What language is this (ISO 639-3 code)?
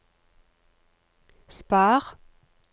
nor